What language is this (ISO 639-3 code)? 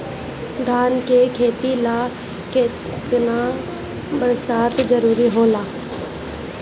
bho